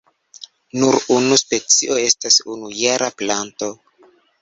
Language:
Esperanto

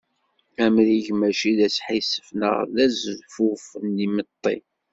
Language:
Kabyle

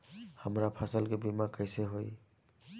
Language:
Bhojpuri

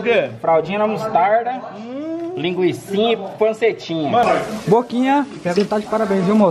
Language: Portuguese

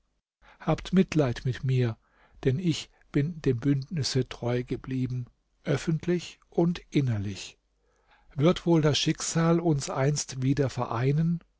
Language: German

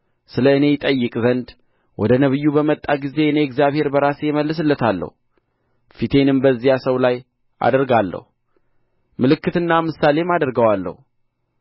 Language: Amharic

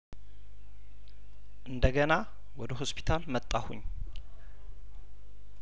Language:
Amharic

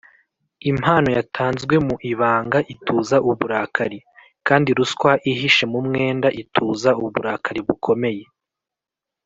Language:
Kinyarwanda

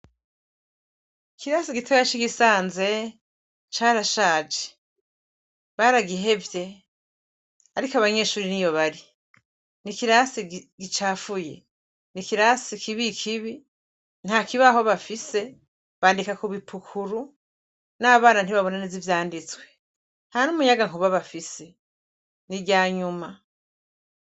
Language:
Rundi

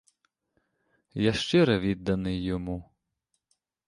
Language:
Ukrainian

